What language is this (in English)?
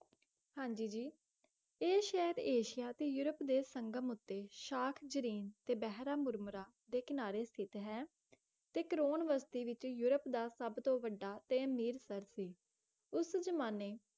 Punjabi